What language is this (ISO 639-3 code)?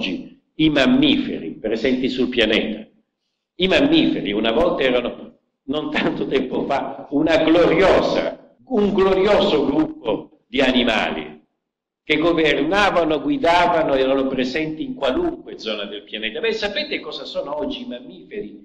ita